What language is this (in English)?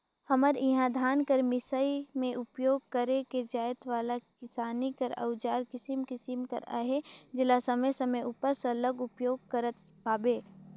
Chhattisgarhi